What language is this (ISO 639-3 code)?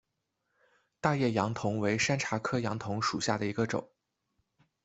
zho